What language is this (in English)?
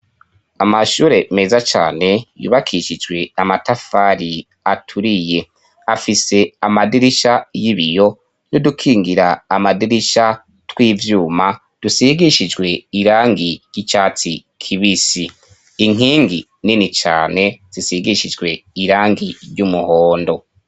Rundi